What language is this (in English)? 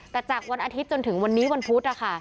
Thai